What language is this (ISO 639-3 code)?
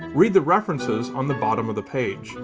eng